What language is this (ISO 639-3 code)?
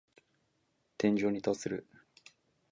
jpn